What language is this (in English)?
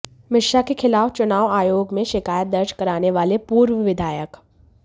Hindi